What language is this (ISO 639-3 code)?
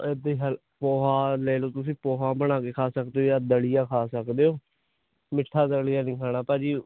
pan